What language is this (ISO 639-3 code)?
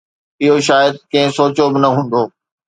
snd